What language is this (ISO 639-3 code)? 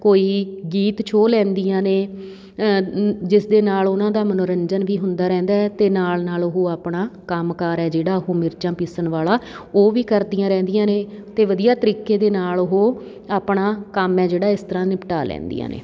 pan